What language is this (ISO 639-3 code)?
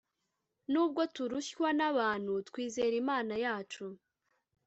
kin